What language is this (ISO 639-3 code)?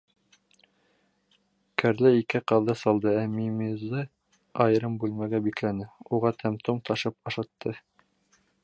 bak